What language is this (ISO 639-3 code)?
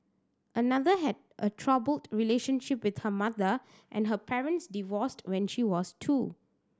eng